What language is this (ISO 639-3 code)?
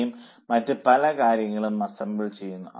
mal